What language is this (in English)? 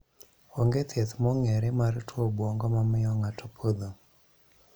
Luo (Kenya and Tanzania)